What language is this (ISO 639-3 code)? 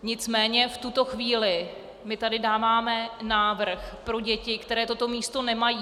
ces